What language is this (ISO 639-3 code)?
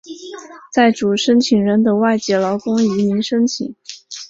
zho